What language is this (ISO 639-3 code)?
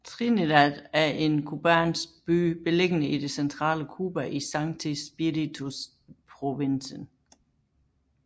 dan